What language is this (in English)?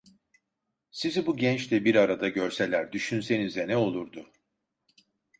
Turkish